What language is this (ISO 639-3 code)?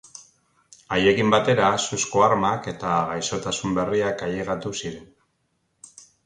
eus